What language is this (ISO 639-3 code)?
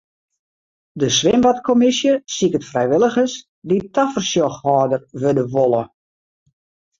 fry